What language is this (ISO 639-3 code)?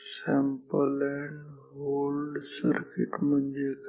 mar